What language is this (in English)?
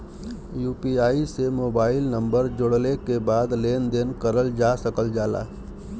Bhojpuri